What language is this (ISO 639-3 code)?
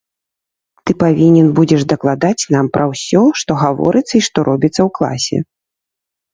bel